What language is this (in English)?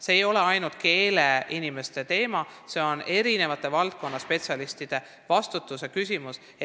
Estonian